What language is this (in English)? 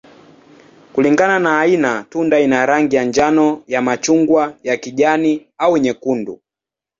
Swahili